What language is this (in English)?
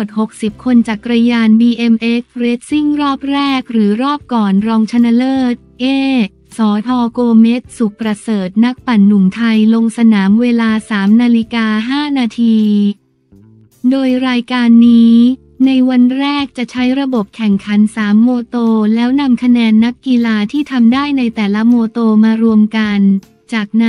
Thai